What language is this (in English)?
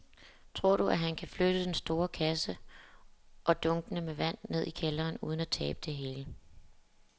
Danish